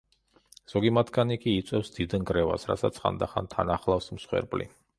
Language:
Georgian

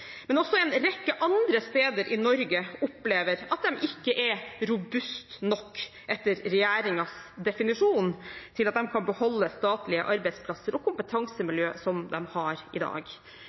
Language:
Norwegian Bokmål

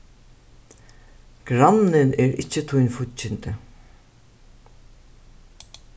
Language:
Faroese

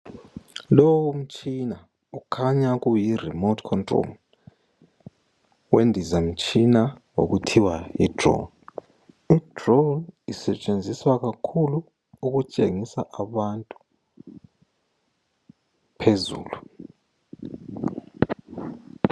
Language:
North Ndebele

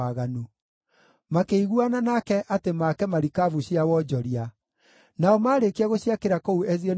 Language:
Kikuyu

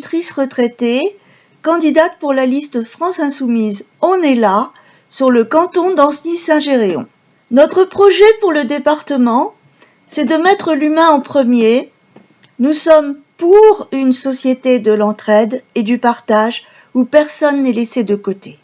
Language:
French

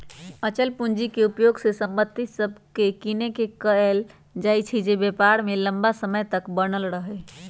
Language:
Magahi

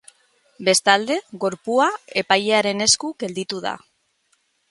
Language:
Basque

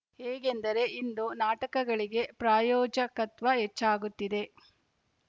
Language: Kannada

